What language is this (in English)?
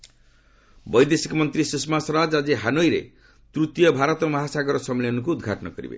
Odia